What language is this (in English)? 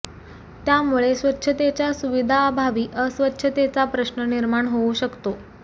Marathi